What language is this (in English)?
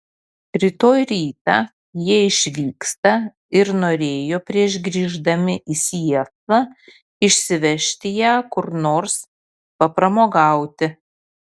Lithuanian